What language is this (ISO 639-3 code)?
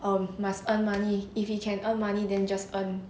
eng